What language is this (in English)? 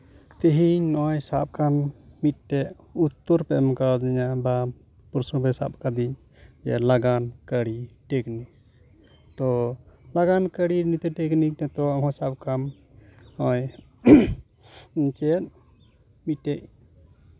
Santali